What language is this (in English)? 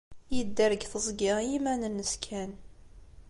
Kabyle